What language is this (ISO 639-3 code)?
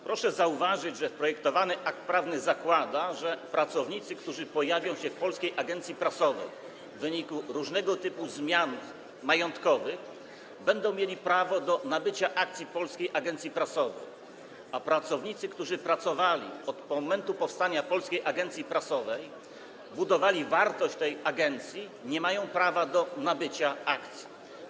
pol